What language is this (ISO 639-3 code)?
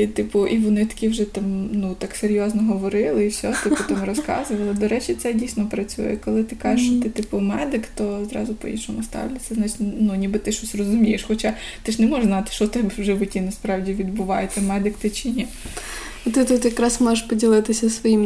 ukr